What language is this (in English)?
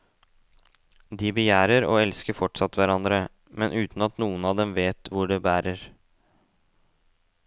Norwegian